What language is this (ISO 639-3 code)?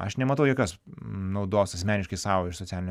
lit